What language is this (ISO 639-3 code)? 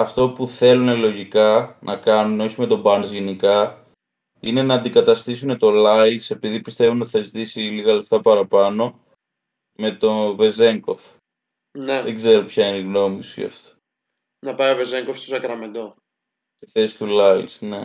ell